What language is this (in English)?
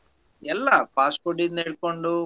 Kannada